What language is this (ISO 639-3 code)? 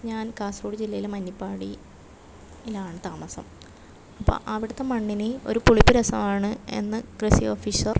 mal